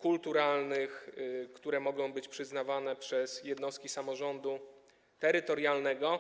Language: Polish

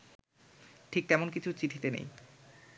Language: Bangla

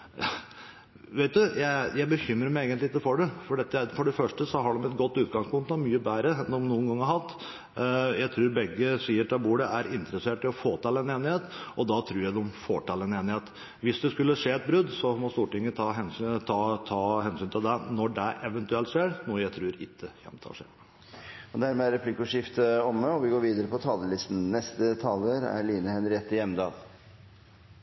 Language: Norwegian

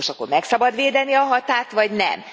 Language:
Hungarian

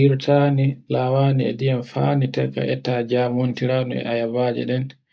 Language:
Borgu Fulfulde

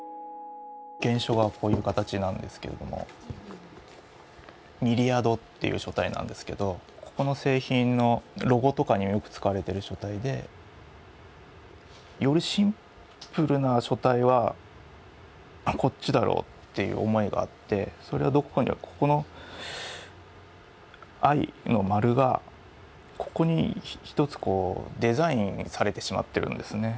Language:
Japanese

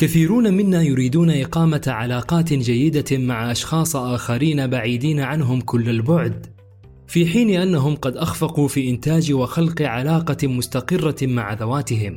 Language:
Arabic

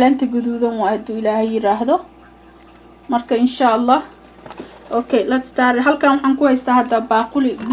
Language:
Arabic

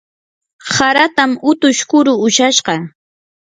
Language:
Yanahuanca Pasco Quechua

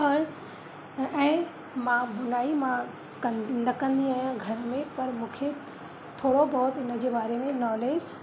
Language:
Sindhi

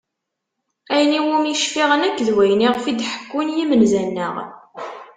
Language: Kabyle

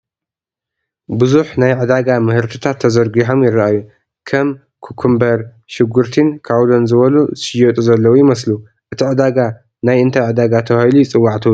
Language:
Tigrinya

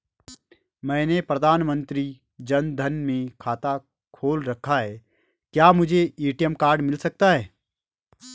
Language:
Hindi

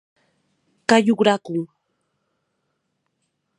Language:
Occitan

